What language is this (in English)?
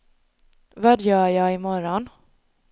Swedish